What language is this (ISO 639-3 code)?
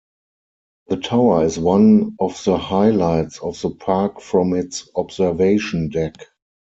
eng